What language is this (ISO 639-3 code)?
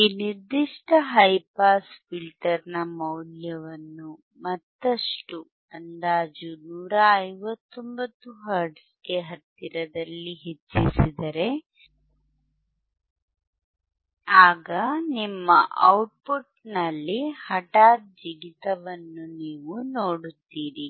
kan